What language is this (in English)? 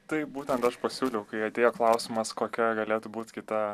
Lithuanian